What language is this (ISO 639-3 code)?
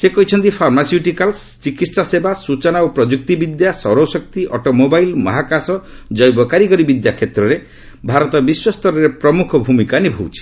ori